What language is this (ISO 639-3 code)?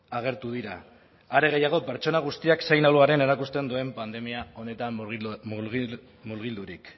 eus